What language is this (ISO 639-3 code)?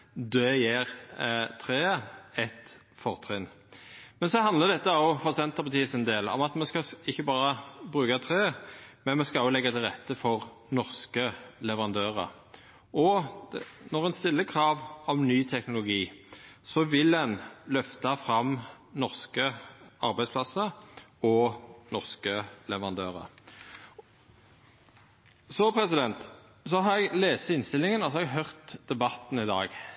nno